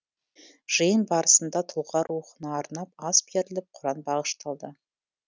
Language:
Kazakh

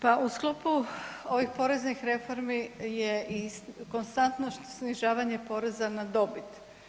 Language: Croatian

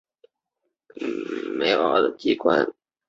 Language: Chinese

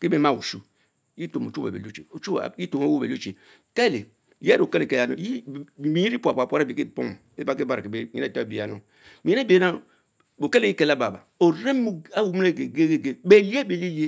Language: Mbe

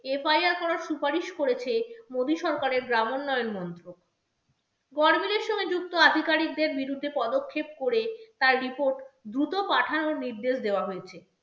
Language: Bangla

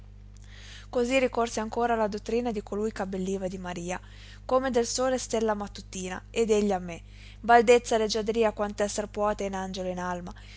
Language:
Italian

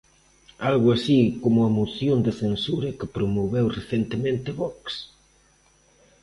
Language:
Galician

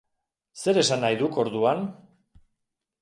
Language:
Basque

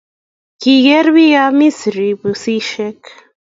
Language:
Kalenjin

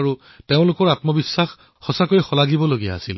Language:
Assamese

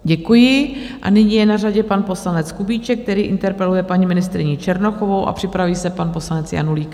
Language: Czech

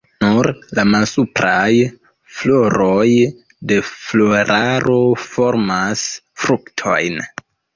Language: Esperanto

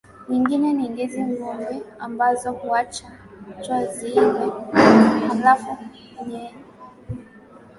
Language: Swahili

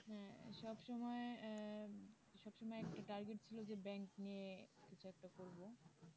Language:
Bangla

